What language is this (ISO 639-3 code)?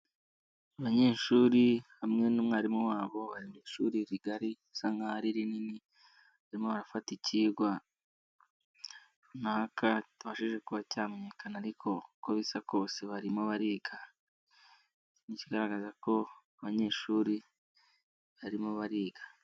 kin